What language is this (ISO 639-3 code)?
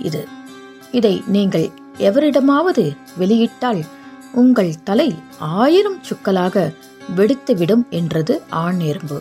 tam